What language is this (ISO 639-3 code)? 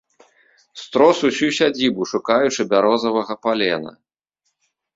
bel